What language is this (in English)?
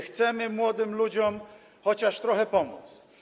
Polish